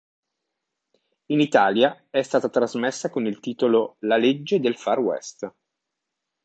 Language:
Italian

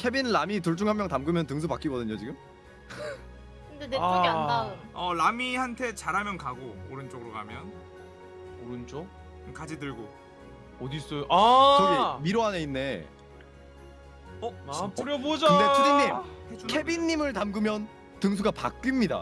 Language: Korean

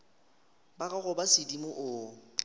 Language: Northern Sotho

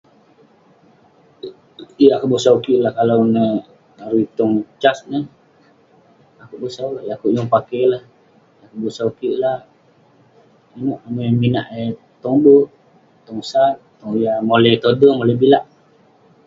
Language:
Western Penan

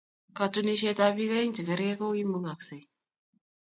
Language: Kalenjin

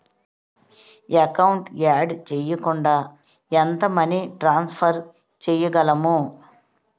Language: Telugu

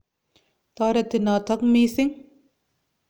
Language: Kalenjin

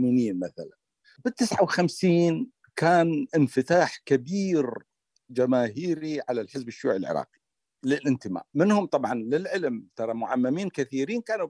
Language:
Arabic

